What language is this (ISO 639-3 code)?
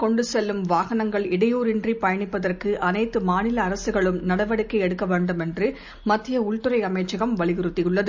tam